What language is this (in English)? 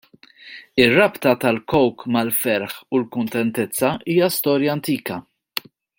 Maltese